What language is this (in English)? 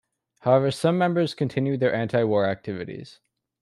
English